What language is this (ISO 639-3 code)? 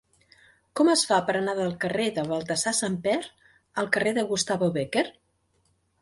cat